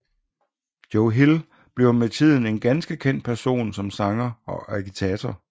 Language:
Danish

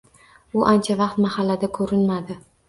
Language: Uzbek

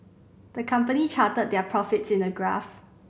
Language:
English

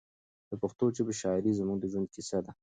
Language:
Pashto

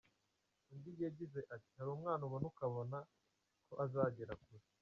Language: Kinyarwanda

